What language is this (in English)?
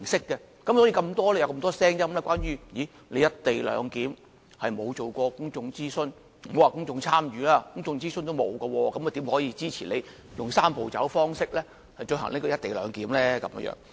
Cantonese